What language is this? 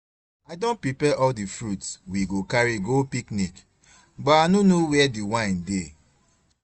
Nigerian Pidgin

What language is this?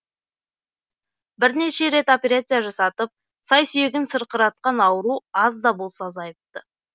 Kazakh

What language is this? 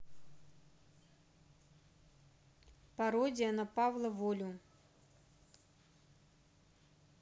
Russian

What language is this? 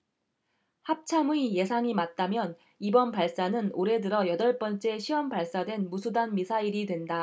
Korean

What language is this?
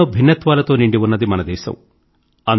Telugu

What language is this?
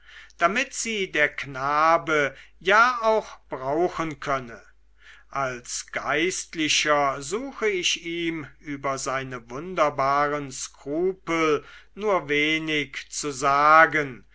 German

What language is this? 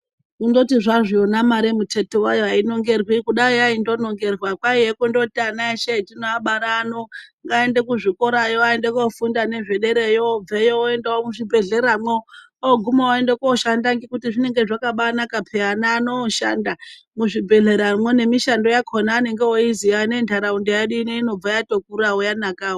Ndau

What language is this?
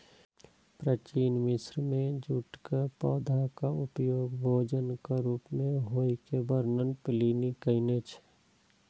Maithili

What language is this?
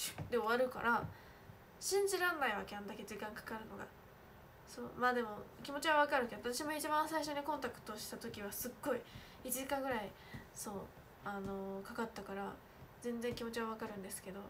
Japanese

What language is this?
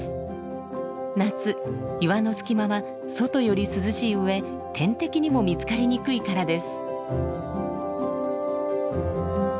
Japanese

